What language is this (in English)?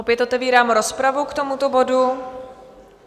Czech